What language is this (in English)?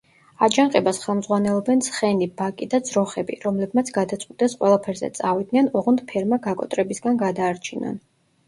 Georgian